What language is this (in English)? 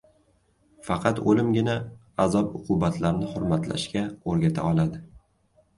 Uzbek